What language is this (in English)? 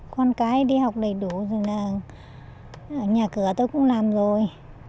Vietnamese